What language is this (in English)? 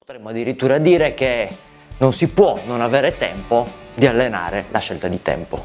Italian